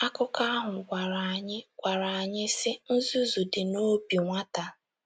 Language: Igbo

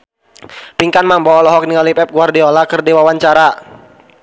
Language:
Sundanese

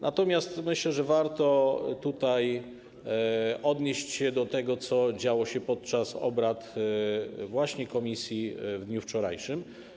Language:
Polish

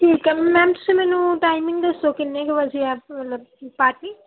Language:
Punjabi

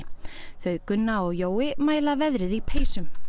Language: Icelandic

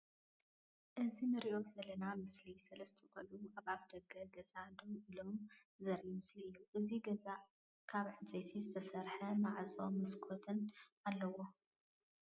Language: Tigrinya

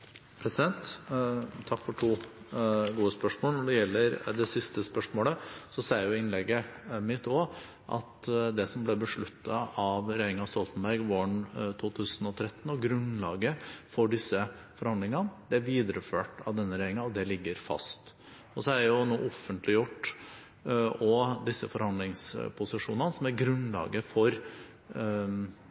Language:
Norwegian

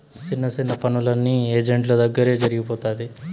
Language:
Telugu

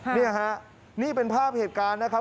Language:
Thai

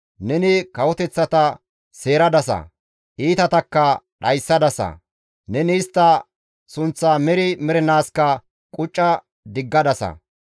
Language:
Gamo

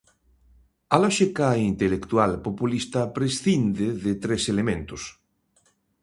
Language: Galician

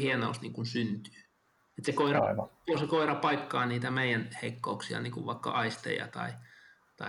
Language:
Finnish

